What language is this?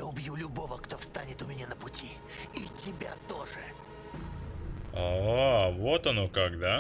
Russian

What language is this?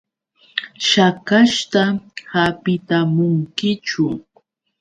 Yauyos Quechua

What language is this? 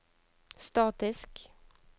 Norwegian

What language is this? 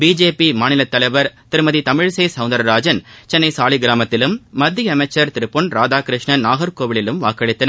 Tamil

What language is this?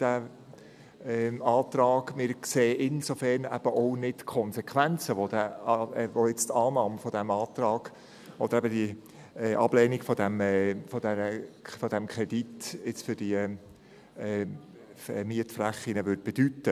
Swiss German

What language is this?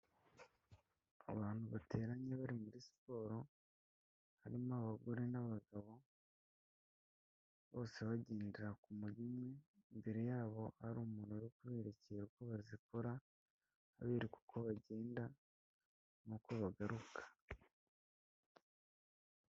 Kinyarwanda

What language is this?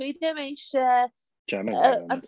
Welsh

